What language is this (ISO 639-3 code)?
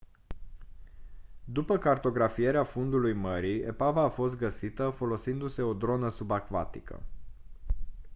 ron